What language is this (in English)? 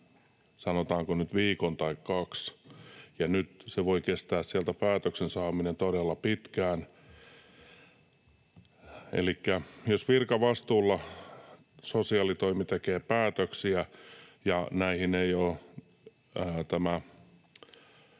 Finnish